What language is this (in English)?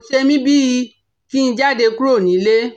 Yoruba